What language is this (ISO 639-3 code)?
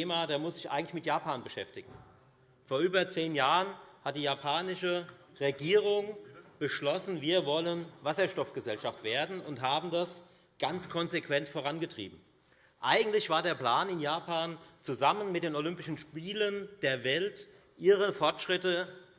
deu